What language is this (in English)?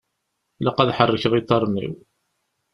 Kabyle